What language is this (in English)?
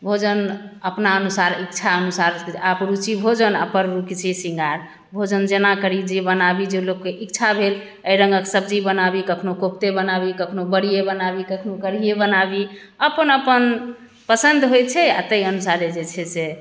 Maithili